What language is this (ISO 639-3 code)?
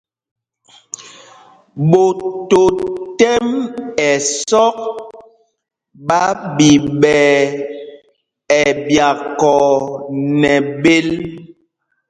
mgg